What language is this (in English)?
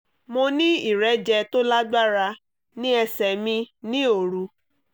Yoruba